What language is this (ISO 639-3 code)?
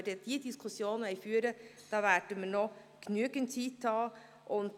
gsw